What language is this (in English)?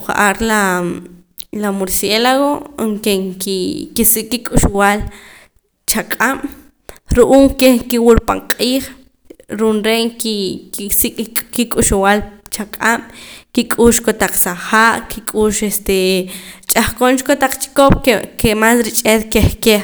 Poqomam